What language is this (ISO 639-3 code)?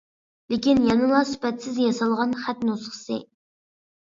uig